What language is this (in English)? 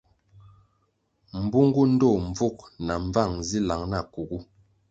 Kwasio